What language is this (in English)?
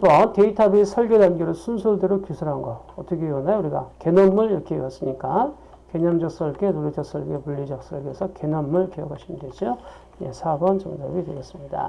Korean